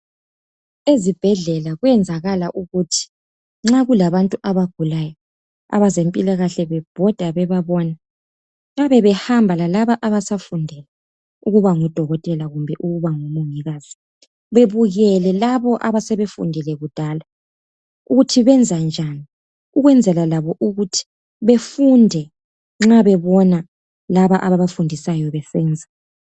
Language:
North Ndebele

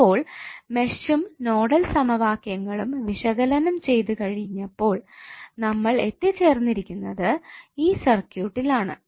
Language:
Malayalam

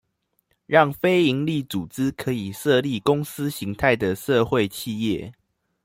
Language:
Chinese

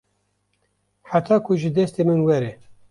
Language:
Kurdish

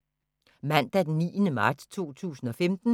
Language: Danish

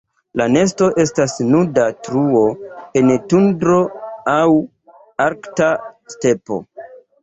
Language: Esperanto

